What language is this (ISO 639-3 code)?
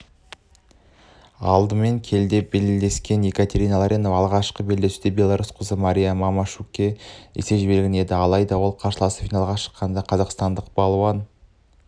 kaz